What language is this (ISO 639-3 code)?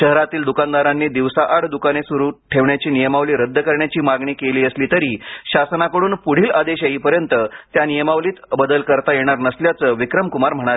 mar